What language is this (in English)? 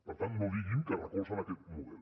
Catalan